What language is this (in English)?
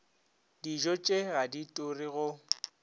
Northern Sotho